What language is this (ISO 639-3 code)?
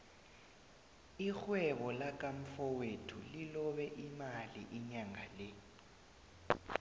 nbl